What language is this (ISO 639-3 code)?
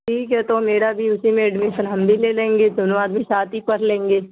urd